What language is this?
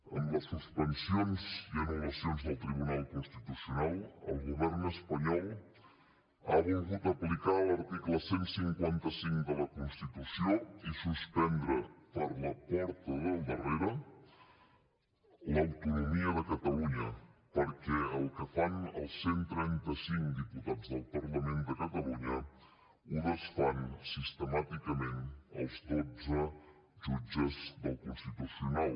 Catalan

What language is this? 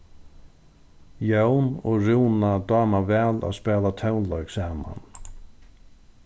Faroese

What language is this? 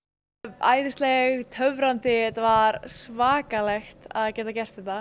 Icelandic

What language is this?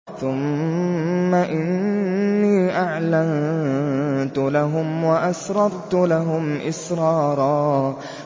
Arabic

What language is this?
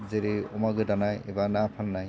Bodo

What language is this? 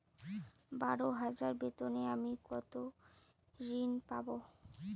Bangla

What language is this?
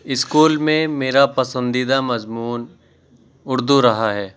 Urdu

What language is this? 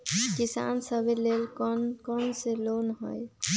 Magahi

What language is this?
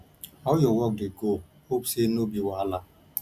Nigerian Pidgin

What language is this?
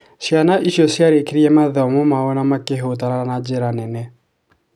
Kikuyu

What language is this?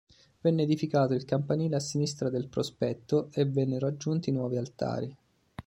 Italian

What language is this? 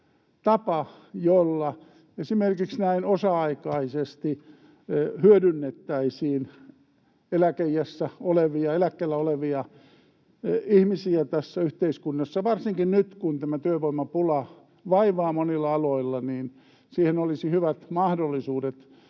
Finnish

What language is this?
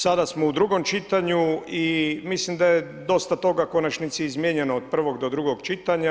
Croatian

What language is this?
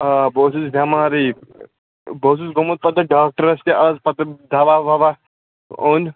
Kashmiri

